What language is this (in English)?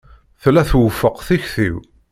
Kabyle